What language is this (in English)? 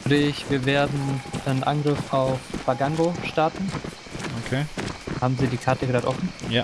German